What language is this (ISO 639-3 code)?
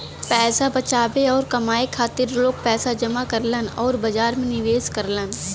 bho